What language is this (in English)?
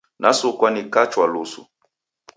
Taita